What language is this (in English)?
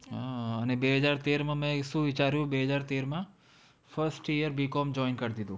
Gujarati